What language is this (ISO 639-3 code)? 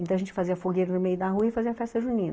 por